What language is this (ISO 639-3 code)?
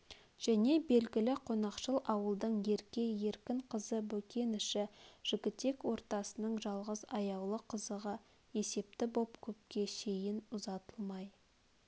kaz